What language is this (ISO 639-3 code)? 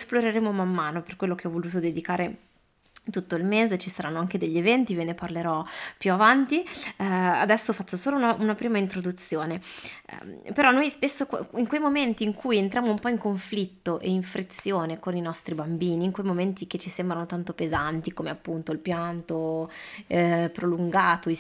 ita